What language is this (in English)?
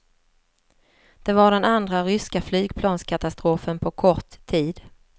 Swedish